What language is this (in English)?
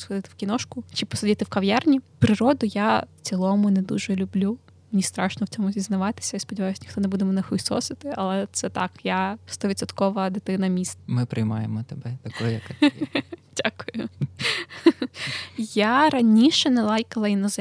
Ukrainian